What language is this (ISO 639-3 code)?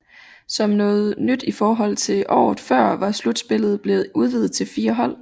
dan